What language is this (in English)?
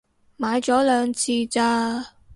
Cantonese